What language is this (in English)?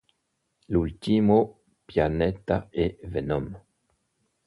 Italian